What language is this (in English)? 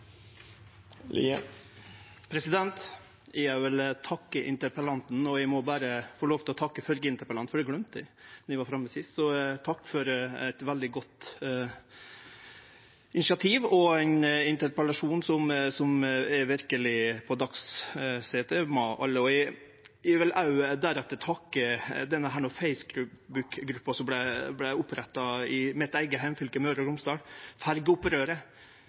Norwegian Nynorsk